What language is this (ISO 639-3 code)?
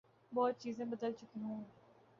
urd